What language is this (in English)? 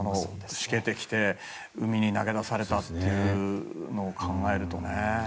Japanese